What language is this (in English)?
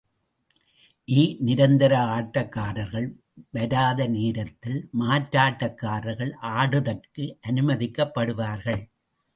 Tamil